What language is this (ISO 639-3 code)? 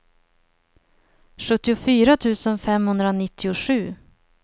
swe